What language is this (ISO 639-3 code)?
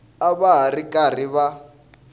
tso